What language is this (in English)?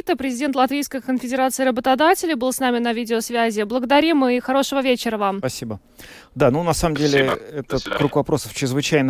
Russian